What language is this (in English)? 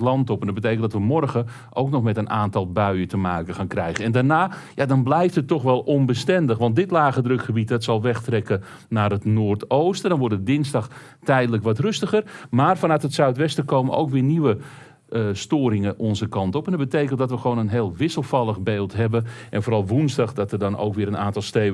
Dutch